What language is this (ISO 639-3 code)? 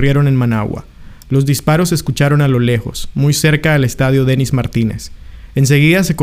spa